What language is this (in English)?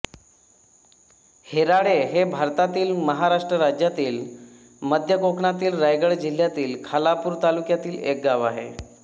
Marathi